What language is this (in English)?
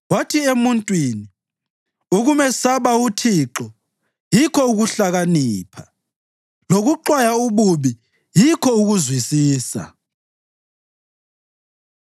North Ndebele